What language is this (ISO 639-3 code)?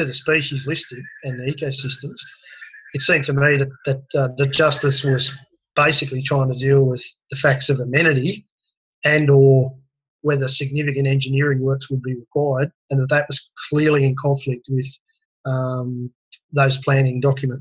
eng